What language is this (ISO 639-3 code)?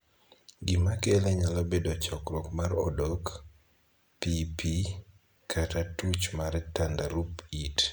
luo